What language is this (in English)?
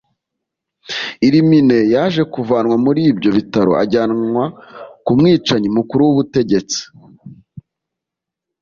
Kinyarwanda